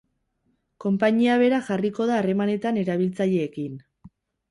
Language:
Basque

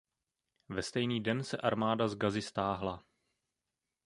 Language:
Czech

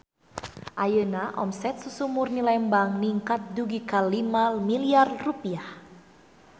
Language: Sundanese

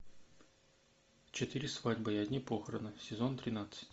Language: Russian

